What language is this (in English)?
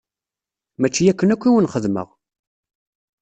Kabyle